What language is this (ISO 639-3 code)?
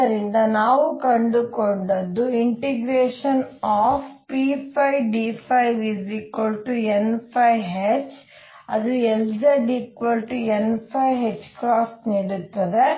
kan